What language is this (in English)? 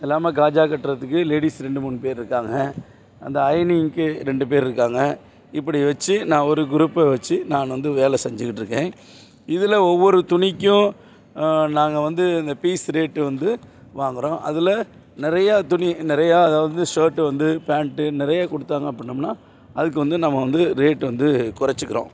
Tamil